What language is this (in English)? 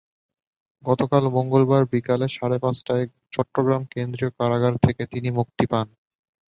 Bangla